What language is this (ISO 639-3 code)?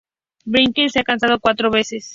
spa